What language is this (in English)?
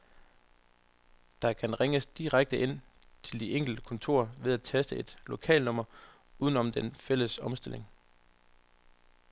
Danish